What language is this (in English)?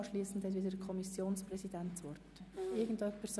Swiss German